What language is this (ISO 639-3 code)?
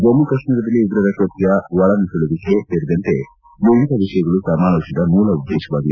kan